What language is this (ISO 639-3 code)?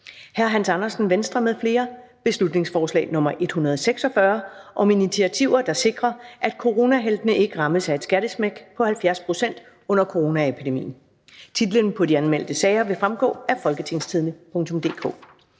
dan